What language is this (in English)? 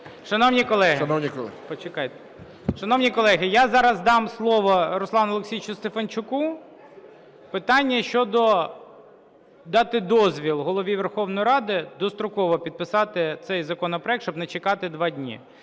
Ukrainian